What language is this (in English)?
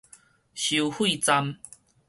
Min Nan Chinese